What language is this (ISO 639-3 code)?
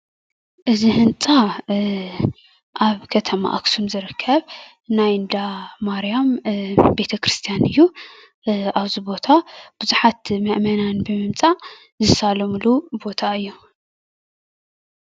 tir